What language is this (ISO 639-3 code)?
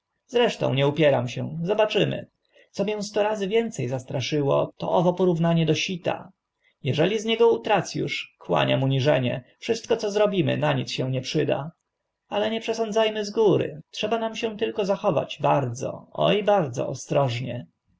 pol